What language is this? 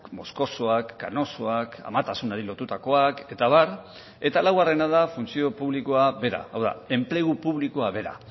Basque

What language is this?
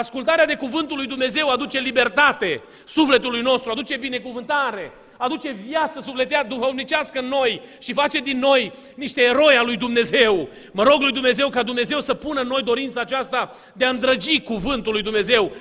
Romanian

